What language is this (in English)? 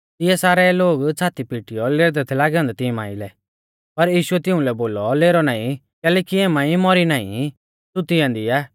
Mahasu Pahari